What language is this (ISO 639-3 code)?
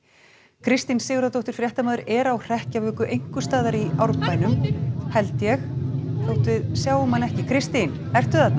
isl